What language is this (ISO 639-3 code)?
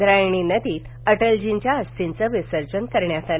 mar